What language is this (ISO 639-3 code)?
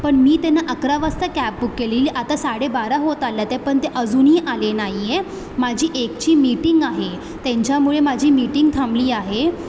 mar